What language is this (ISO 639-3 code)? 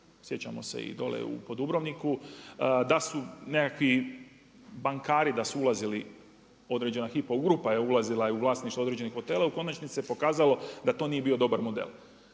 hrv